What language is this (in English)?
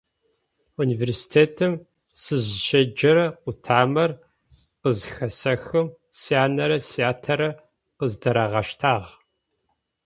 Adyghe